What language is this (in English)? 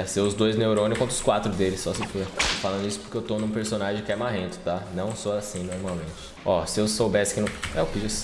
Portuguese